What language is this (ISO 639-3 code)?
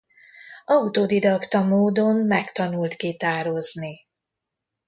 hun